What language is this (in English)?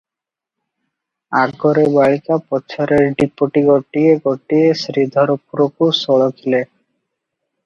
Odia